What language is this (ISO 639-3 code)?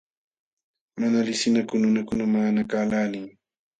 qxw